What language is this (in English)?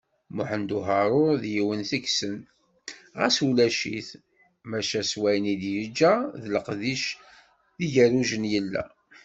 Kabyle